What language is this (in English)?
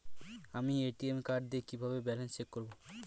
Bangla